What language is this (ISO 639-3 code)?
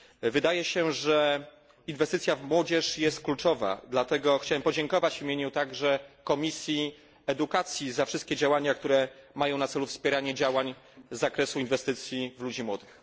pol